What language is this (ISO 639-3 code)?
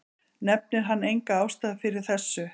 isl